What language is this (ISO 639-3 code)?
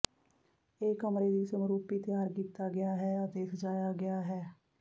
pan